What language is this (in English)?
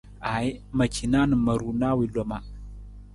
Nawdm